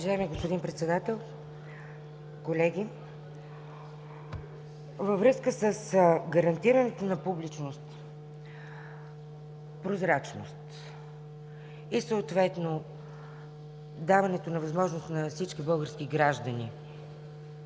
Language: Bulgarian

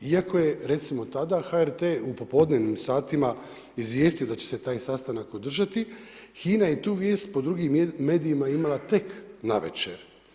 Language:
Croatian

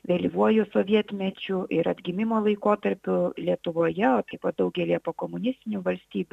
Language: Lithuanian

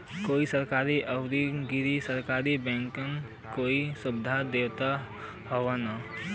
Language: Bhojpuri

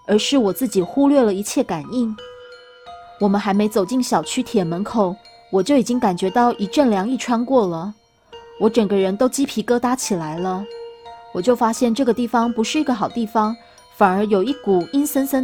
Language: Chinese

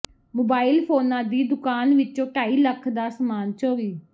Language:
Punjabi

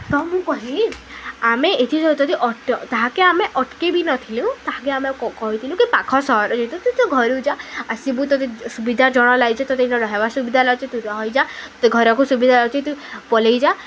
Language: Odia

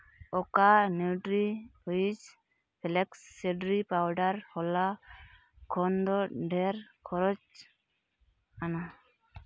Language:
Santali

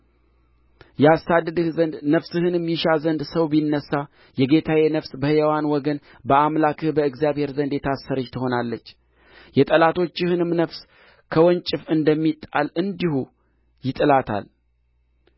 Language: Amharic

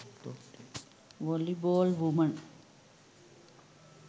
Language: Sinhala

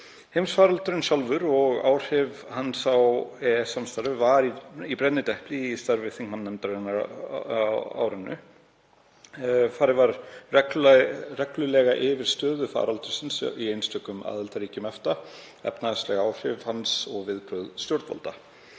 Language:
Icelandic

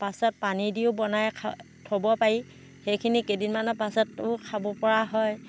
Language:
Assamese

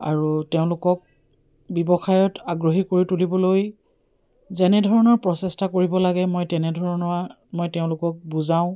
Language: Assamese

